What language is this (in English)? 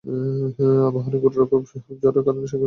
Bangla